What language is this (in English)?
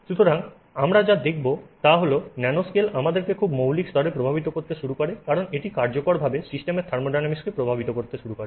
Bangla